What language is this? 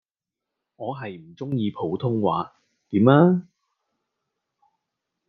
Cantonese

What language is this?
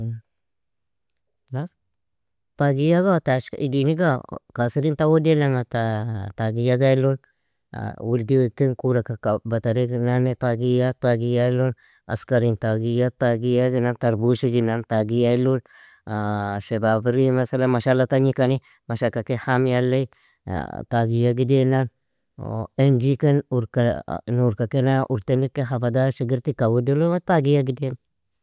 Nobiin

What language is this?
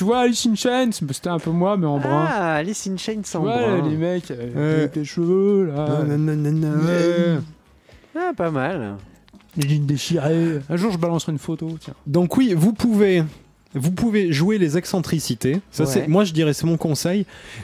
French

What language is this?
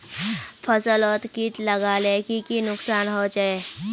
Magahi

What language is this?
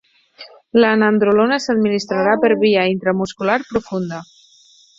Catalan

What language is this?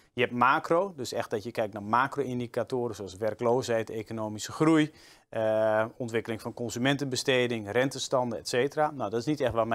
Dutch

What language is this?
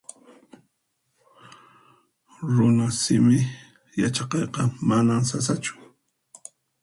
Puno Quechua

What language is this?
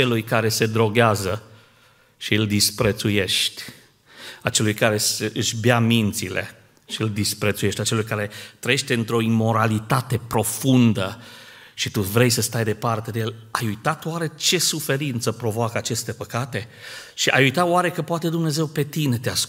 Romanian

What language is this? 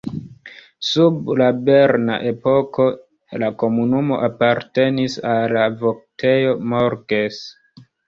Esperanto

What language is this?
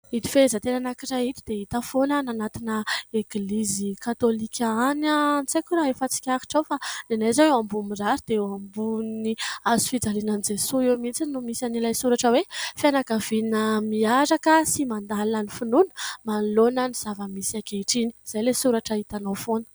Malagasy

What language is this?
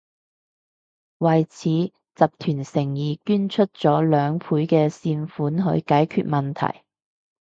Cantonese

